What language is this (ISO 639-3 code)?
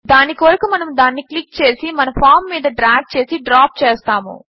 tel